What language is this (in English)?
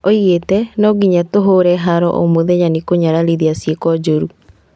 Kikuyu